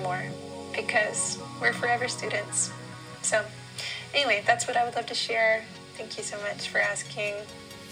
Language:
English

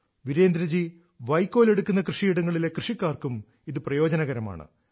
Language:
Malayalam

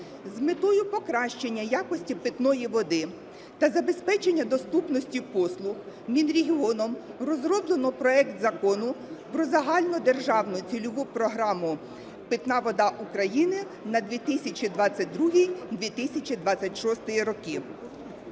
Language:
Ukrainian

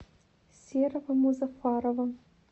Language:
Russian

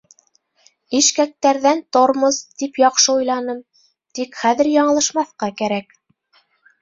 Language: Bashkir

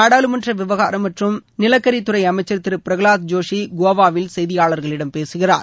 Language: Tamil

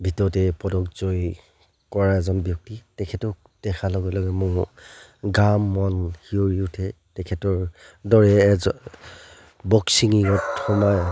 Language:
Assamese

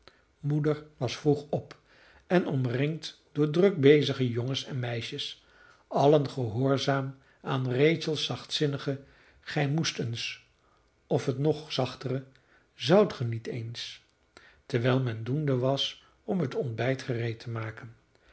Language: Dutch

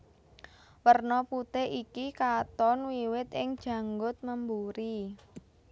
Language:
Javanese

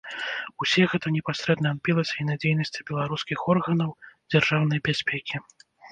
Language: Belarusian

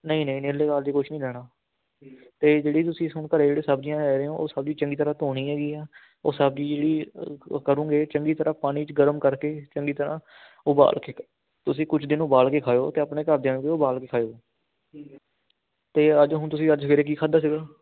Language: Punjabi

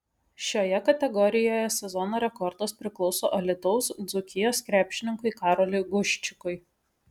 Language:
Lithuanian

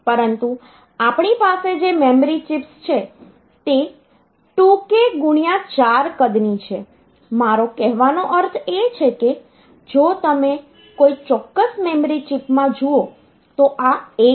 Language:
Gujarati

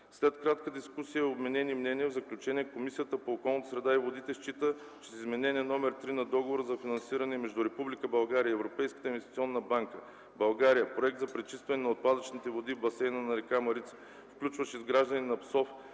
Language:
Bulgarian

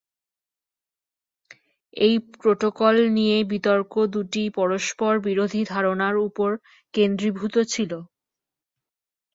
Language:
Bangla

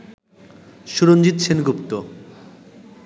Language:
Bangla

